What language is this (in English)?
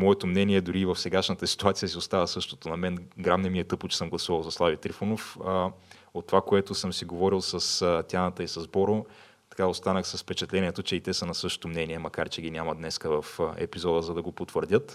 Bulgarian